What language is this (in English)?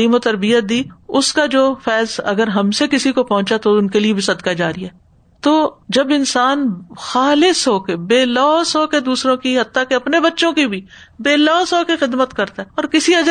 Urdu